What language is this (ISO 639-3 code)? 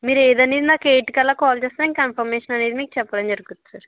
tel